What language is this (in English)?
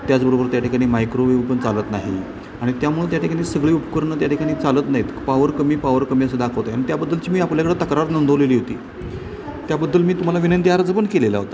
Marathi